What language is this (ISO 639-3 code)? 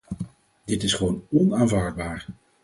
nld